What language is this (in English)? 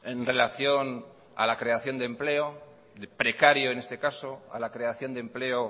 Spanish